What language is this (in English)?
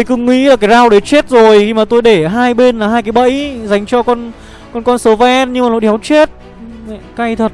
Vietnamese